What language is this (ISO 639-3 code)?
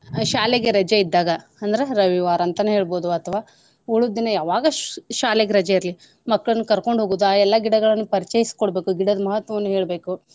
kan